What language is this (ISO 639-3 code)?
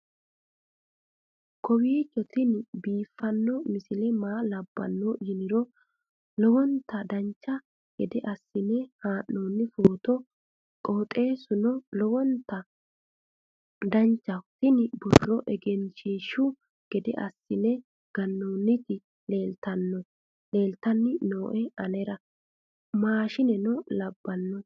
sid